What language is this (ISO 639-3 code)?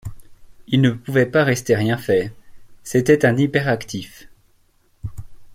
fra